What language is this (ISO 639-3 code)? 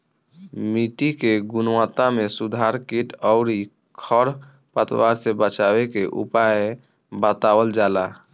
bho